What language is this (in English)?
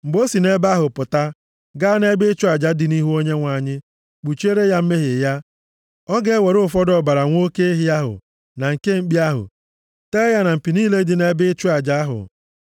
Igbo